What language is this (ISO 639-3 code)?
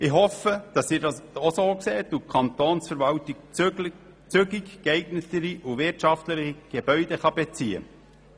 gsw